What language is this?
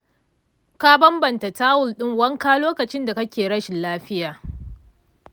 Hausa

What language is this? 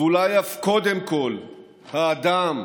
Hebrew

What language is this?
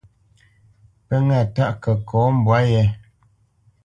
Bamenyam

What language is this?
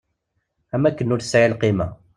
Kabyle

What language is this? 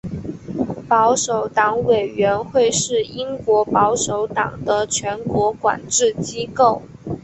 Chinese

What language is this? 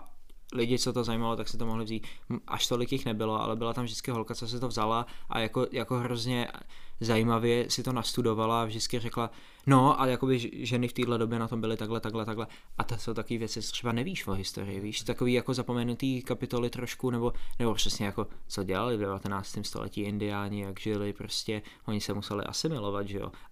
Czech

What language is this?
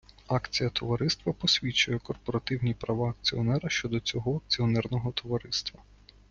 Ukrainian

